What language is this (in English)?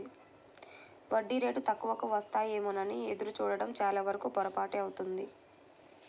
Telugu